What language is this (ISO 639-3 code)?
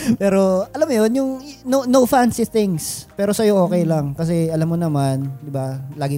fil